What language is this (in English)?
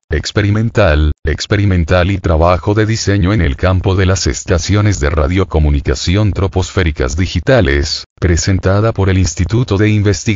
Spanish